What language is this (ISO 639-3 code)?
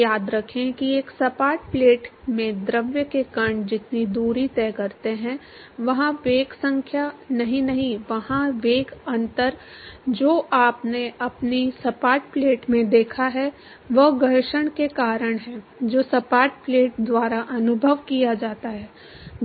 hin